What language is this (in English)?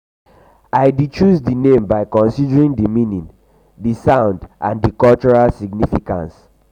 Nigerian Pidgin